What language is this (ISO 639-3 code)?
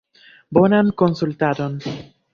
epo